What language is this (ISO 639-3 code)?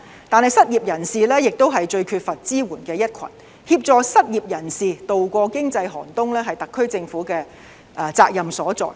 yue